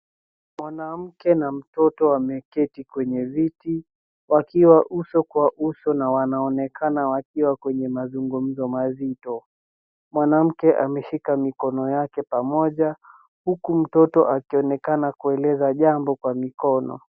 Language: Swahili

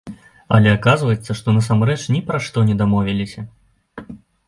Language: Belarusian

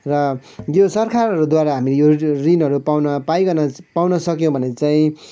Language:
Nepali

